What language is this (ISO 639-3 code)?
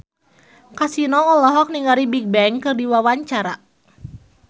sun